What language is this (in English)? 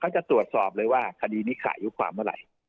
Thai